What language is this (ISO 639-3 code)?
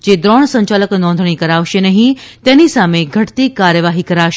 guj